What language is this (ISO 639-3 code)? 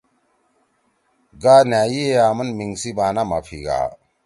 trw